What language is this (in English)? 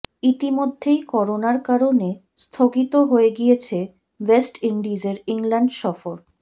Bangla